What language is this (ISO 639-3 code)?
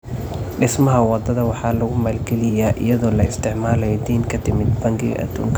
som